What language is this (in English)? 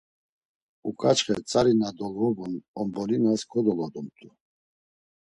Laz